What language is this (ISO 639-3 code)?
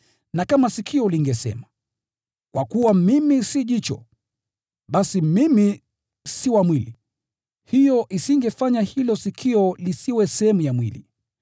swa